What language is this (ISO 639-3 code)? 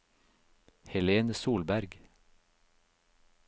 nor